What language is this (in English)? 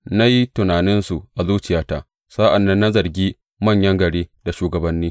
Hausa